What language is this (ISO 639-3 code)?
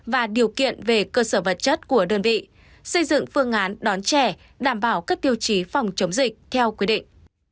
vie